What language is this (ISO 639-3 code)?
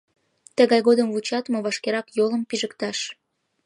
chm